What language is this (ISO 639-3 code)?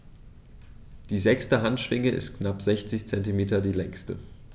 deu